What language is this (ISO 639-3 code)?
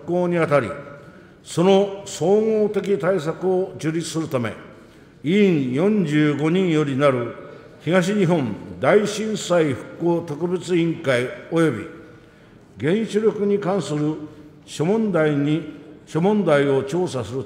jpn